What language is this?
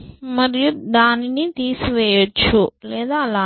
Telugu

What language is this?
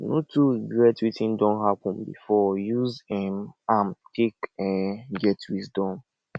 Nigerian Pidgin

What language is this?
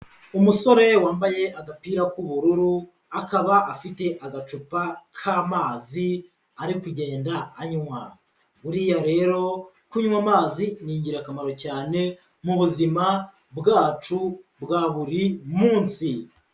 Kinyarwanda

